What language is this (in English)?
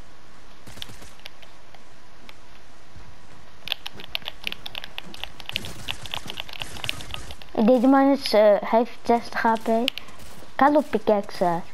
Dutch